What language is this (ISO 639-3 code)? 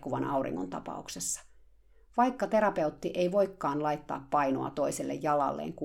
fin